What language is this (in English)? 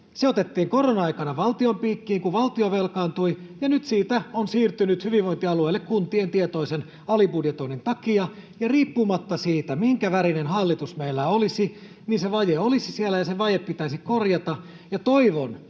Finnish